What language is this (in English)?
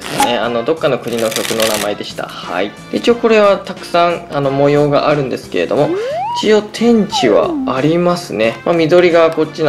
Japanese